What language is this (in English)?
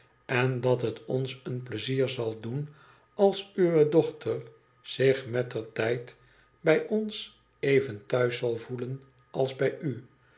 Dutch